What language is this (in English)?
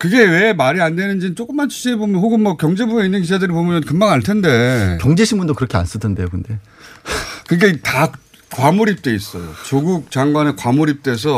Korean